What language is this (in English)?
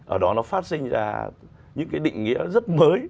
Vietnamese